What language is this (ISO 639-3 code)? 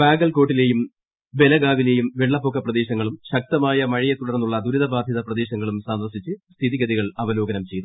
mal